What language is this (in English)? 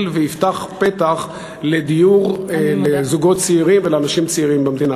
Hebrew